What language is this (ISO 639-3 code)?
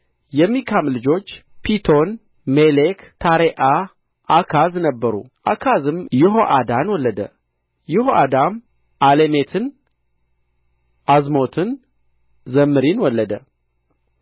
amh